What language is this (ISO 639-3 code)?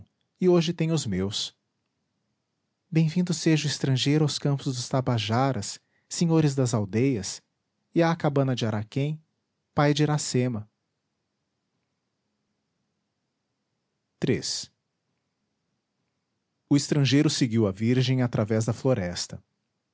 por